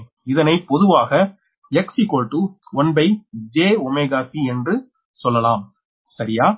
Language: Tamil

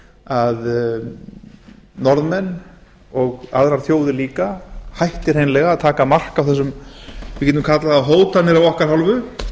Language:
Icelandic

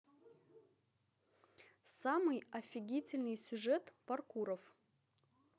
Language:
Russian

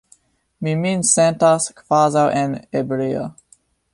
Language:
Esperanto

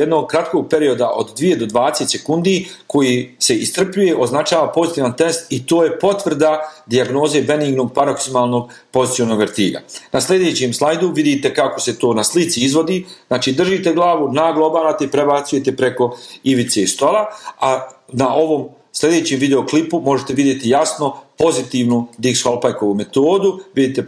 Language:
Croatian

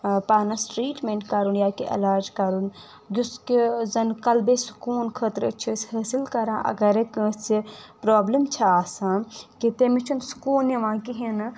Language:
Kashmiri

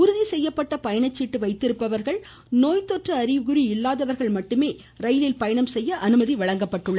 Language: Tamil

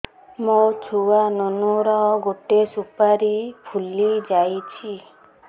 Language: Odia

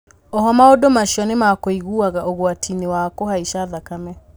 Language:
Kikuyu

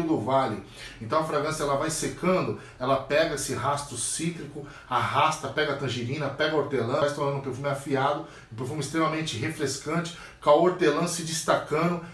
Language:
Portuguese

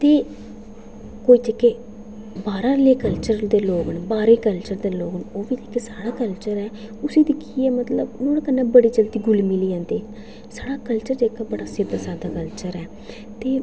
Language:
Dogri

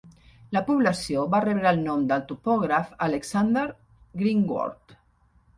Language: Catalan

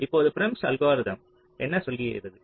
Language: Tamil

